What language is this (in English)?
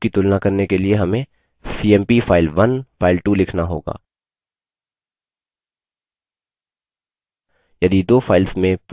Hindi